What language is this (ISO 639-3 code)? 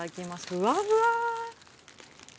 jpn